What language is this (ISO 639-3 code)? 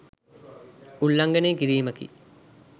sin